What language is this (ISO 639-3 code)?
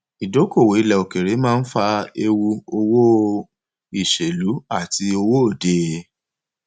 yor